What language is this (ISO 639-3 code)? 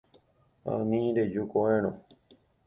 grn